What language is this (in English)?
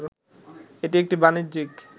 Bangla